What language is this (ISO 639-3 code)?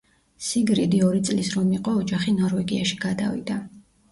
kat